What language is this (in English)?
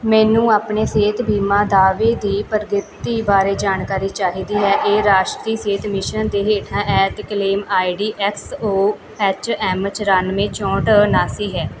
Punjabi